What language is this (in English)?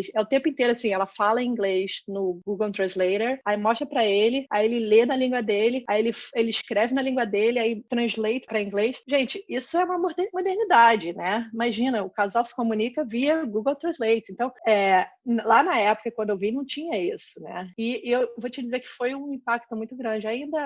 Portuguese